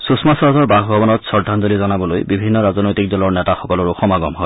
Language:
Assamese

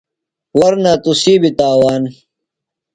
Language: Phalura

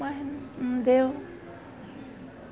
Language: Portuguese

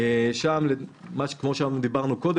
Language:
Hebrew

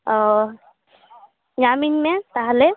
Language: Santali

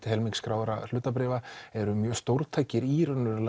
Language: Icelandic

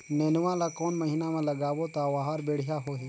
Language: Chhattisgarhi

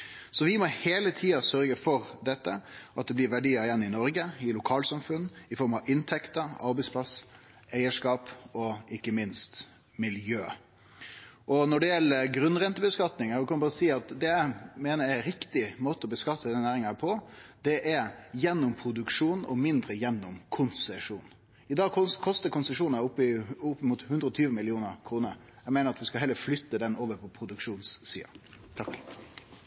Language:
Norwegian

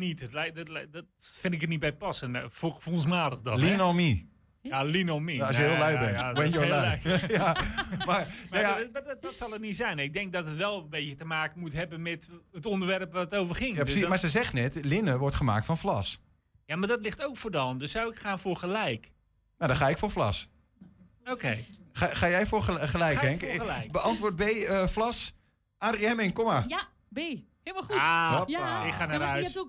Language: Dutch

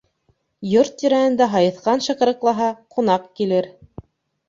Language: Bashkir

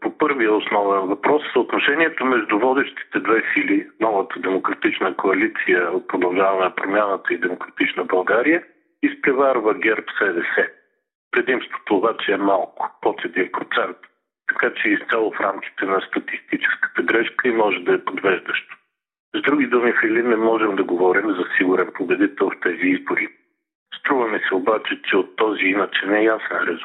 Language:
Bulgarian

